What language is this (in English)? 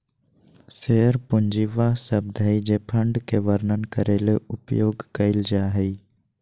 Magahi